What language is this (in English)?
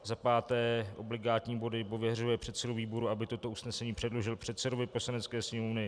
Czech